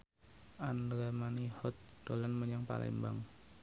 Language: Javanese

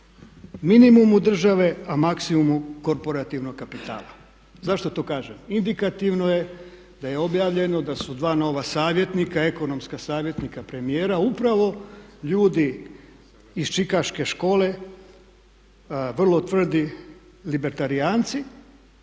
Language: Croatian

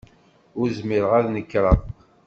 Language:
Kabyle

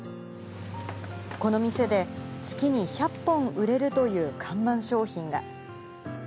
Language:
Japanese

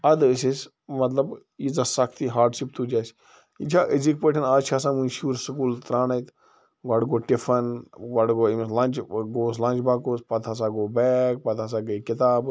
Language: Kashmiri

